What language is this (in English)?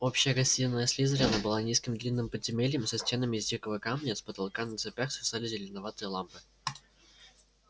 Russian